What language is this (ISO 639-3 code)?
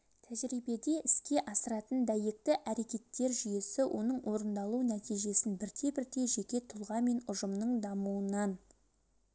kaz